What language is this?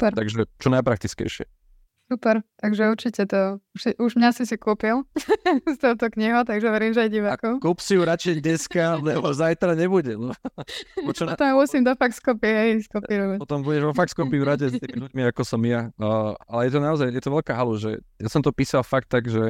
Slovak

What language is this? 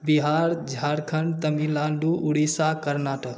Maithili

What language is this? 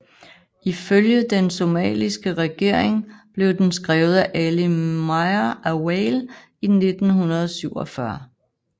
Danish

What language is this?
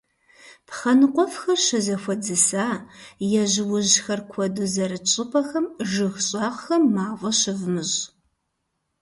Kabardian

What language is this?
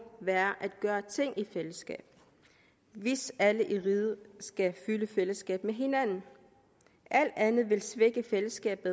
Danish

